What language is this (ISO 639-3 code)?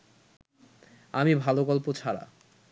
ben